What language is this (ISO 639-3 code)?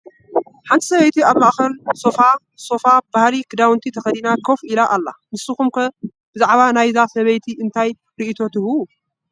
tir